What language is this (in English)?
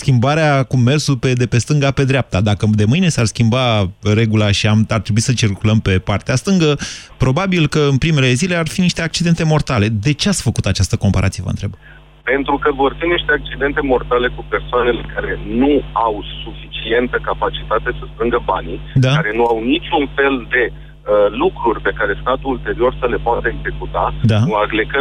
Romanian